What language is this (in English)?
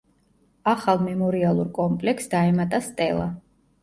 Georgian